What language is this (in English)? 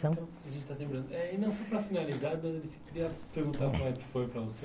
Portuguese